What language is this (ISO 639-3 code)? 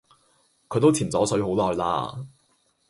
yue